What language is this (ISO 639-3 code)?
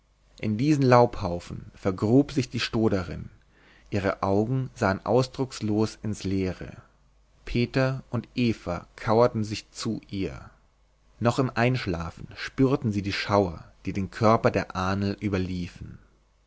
deu